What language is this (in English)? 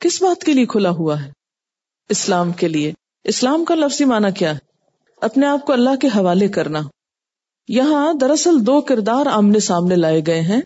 Urdu